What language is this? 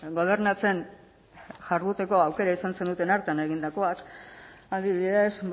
Basque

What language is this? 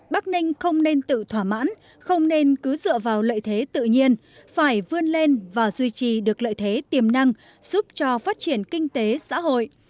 Vietnamese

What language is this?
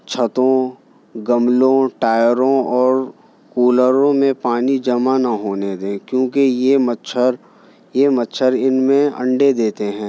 Urdu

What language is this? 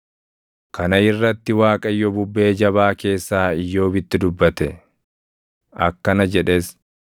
Oromo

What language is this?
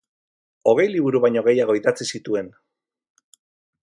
Basque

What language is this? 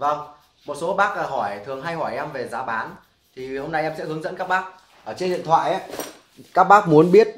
Vietnamese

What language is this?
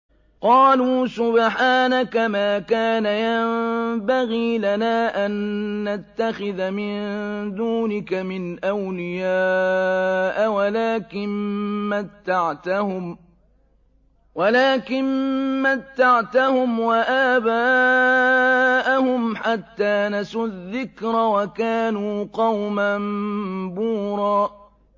Arabic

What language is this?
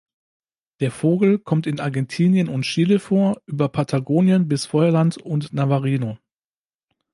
German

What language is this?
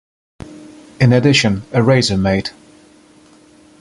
English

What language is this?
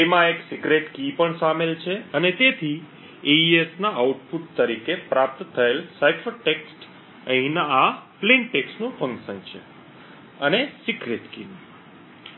Gujarati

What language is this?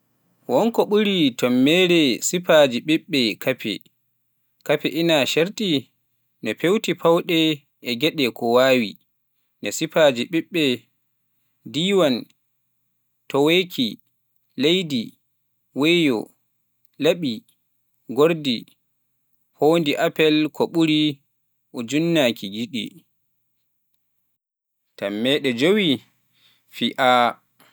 Pular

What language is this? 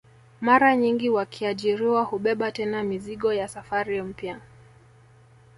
Swahili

